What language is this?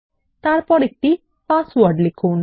Bangla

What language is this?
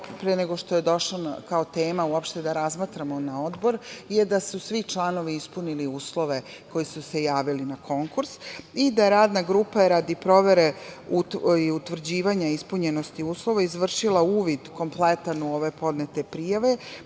Serbian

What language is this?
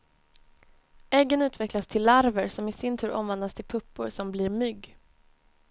Swedish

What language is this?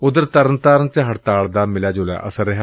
Punjabi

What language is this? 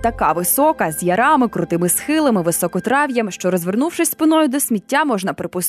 Ukrainian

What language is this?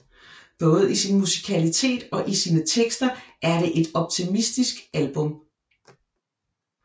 Danish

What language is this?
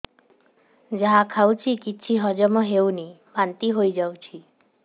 Odia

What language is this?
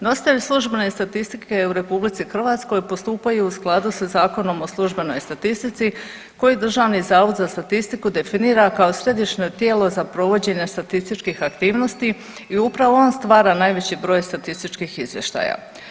Croatian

